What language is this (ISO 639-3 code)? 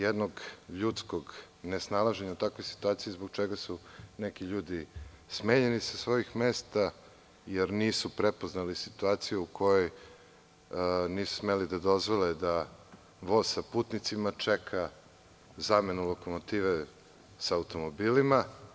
srp